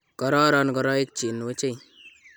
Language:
Kalenjin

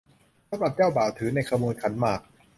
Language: Thai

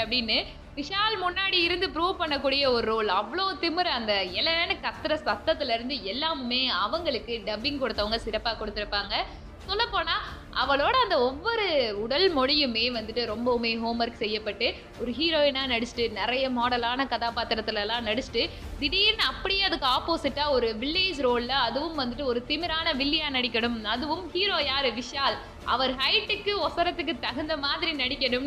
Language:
Tamil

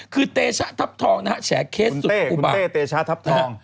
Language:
Thai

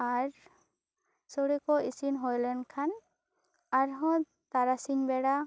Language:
Santali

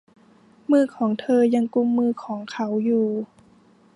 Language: Thai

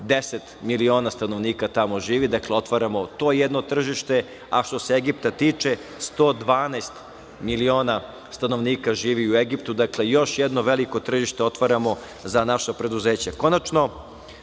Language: Serbian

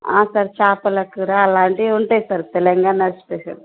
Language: Telugu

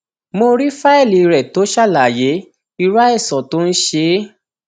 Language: Yoruba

